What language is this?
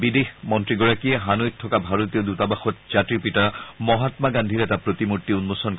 Assamese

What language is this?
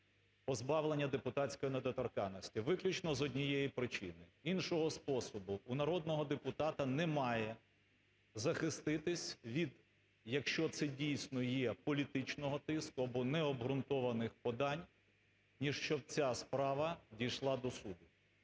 Ukrainian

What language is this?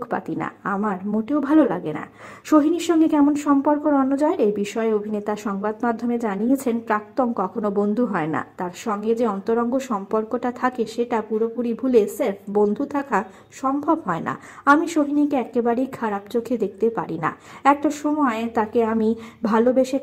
Bangla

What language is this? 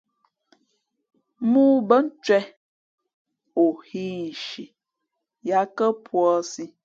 Fe'fe'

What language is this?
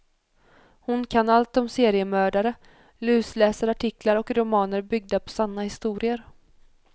Swedish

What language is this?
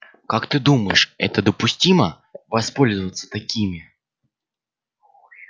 Russian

